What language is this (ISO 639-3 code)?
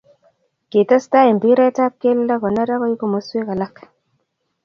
kln